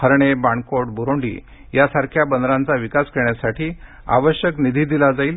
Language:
Marathi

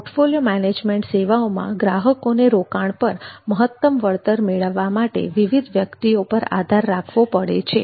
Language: Gujarati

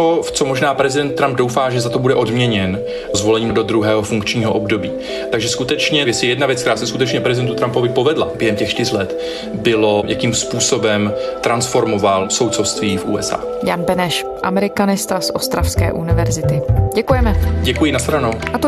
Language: Czech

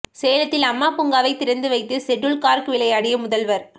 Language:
Tamil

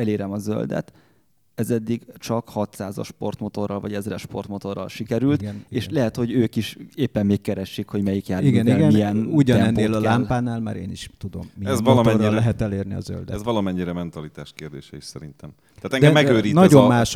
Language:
Hungarian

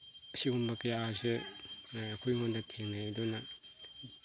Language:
Manipuri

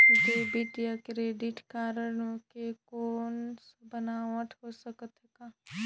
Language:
Chhattisgarhi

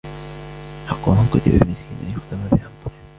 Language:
Arabic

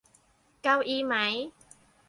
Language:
Thai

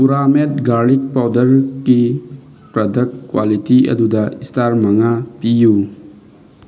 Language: Manipuri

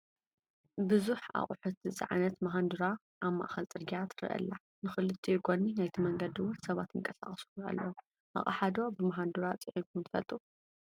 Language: Tigrinya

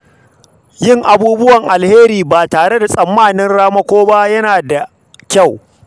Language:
Hausa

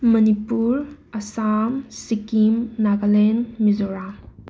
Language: Manipuri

